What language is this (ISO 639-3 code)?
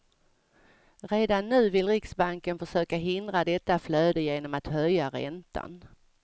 swe